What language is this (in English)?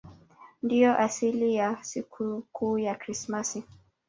Swahili